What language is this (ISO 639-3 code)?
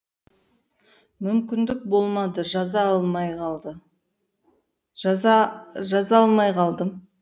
kaz